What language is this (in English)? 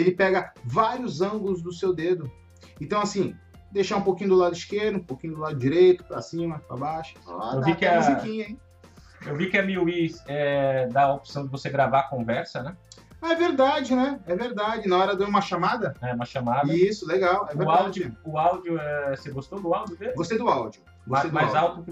Portuguese